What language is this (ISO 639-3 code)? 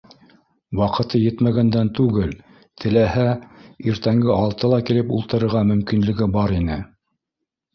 bak